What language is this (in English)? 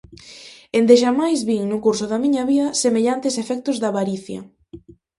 Galician